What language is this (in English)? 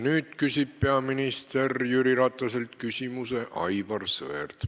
Estonian